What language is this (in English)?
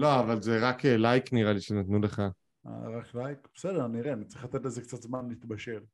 Hebrew